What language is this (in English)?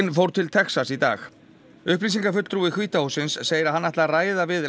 Icelandic